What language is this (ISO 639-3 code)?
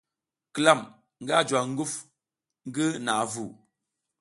giz